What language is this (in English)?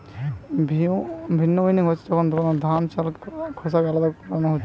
Bangla